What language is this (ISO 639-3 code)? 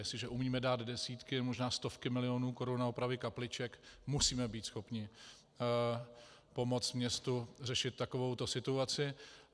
ces